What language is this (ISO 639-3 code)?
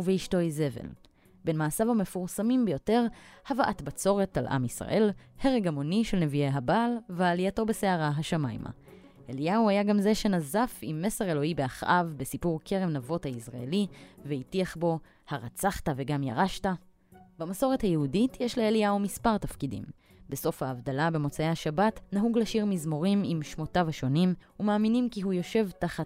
heb